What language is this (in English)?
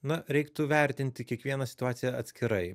Lithuanian